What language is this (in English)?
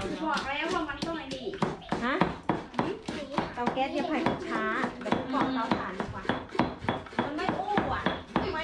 Thai